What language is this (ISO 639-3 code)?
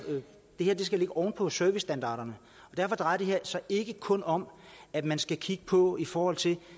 dan